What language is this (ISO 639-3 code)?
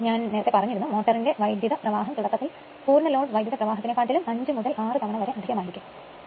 mal